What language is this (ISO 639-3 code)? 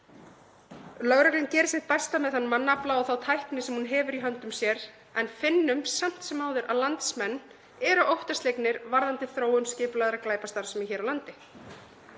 isl